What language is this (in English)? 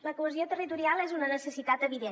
Catalan